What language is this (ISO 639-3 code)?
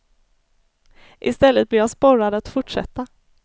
swe